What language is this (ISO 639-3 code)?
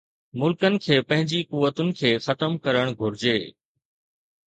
snd